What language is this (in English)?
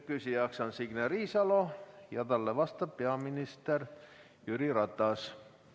Estonian